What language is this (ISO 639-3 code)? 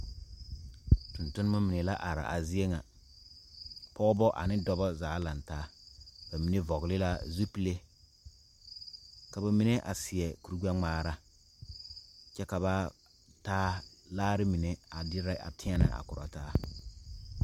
dga